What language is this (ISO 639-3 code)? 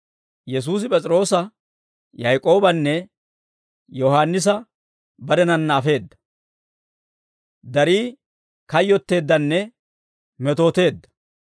dwr